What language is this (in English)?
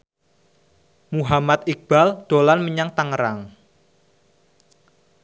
Javanese